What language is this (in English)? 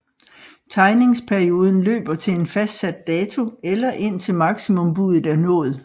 Danish